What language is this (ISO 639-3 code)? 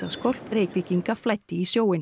isl